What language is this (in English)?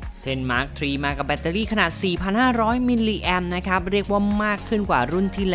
Thai